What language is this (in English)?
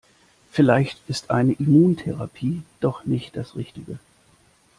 German